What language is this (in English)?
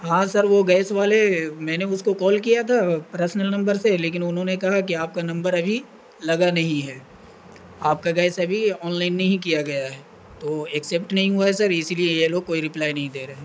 Urdu